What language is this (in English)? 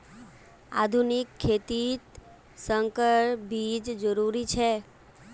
Magahi